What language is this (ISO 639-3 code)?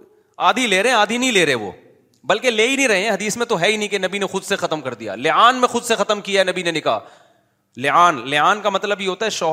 urd